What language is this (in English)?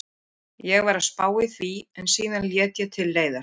Icelandic